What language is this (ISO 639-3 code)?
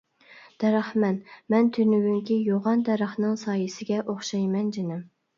uig